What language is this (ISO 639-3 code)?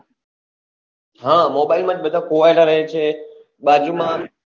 guj